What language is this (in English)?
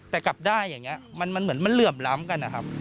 Thai